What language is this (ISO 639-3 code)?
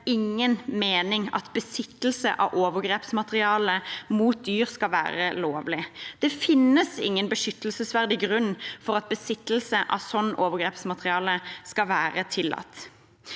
nor